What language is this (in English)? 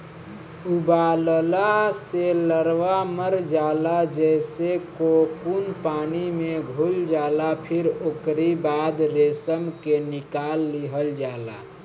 Bhojpuri